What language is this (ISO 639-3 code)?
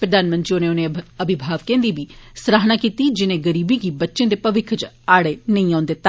doi